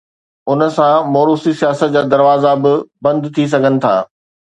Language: Sindhi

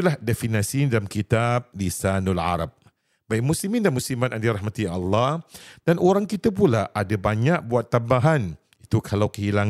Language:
Malay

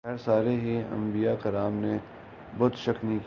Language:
Urdu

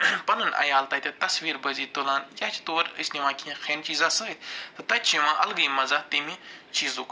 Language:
Kashmiri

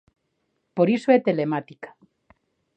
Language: Galician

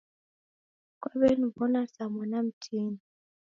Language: Taita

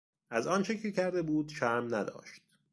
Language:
Persian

